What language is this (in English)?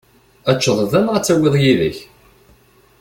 Kabyle